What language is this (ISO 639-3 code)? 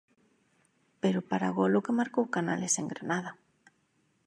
glg